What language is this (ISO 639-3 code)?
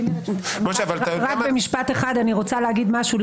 heb